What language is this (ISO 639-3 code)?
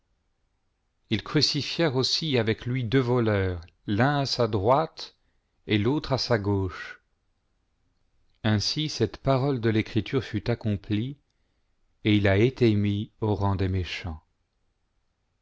fra